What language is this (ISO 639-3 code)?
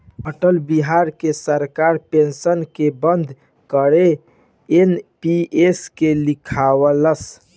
bho